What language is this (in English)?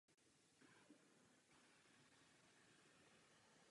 Czech